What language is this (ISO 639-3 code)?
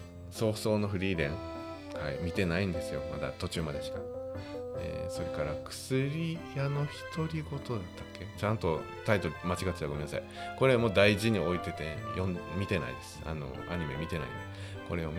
jpn